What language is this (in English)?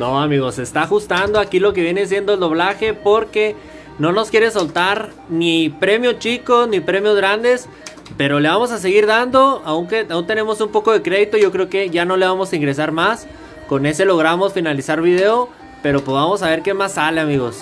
Spanish